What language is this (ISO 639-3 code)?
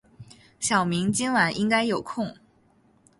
zho